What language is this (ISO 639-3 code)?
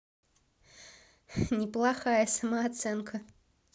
rus